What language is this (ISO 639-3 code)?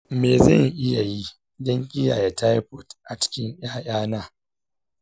hau